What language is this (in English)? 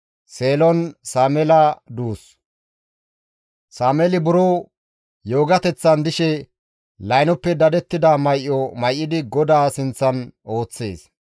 Gamo